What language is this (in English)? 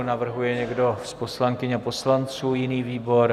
Czech